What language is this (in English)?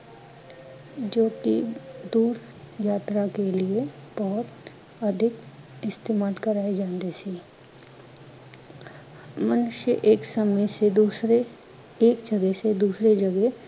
Punjabi